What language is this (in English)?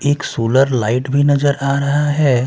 Hindi